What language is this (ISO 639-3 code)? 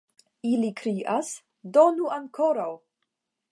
epo